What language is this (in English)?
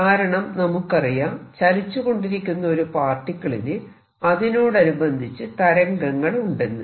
Malayalam